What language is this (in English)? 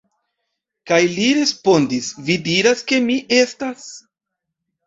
Esperanto